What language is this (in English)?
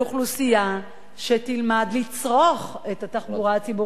Hebrew